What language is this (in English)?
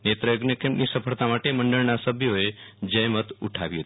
Gujarati